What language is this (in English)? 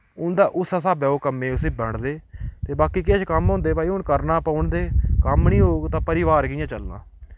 Dogri